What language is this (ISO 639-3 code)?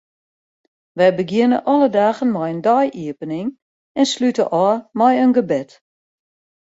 fry